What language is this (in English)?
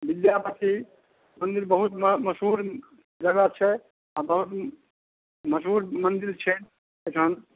Maithili